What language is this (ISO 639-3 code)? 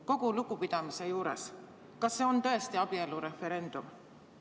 est